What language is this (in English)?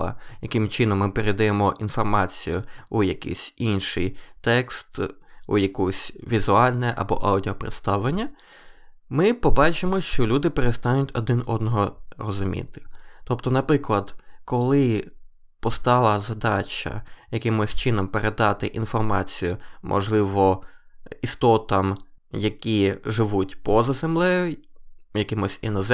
Ukrainian